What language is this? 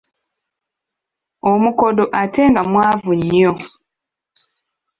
Ganda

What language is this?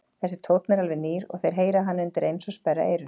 Icelandic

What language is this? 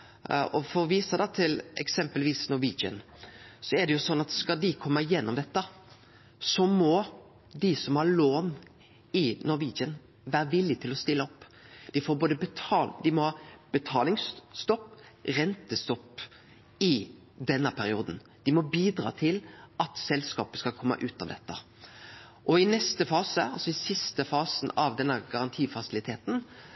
Norwegian Nynorsk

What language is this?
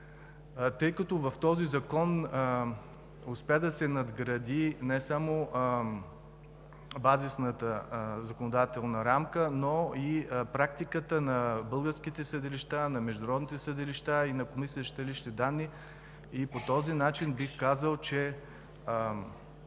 Bulgarian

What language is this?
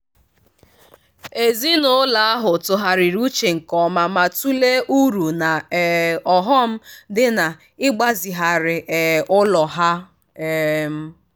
Igbo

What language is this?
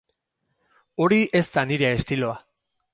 Basque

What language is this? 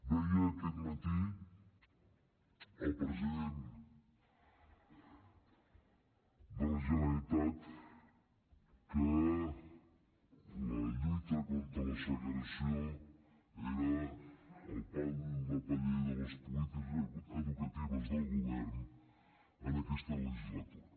Catalan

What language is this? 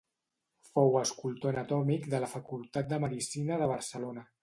Catalan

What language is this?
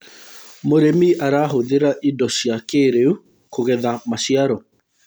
Kikuyu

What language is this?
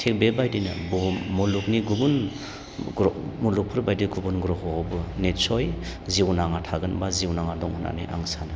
Bodo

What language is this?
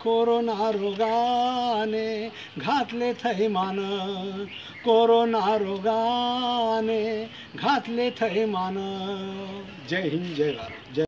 Hindi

